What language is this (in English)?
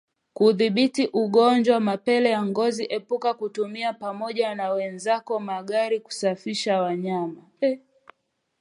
Swahili